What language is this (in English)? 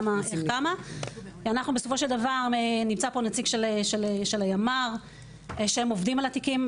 Hebrew